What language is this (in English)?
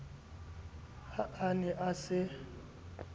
Southern Sotho